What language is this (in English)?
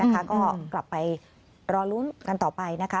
Thai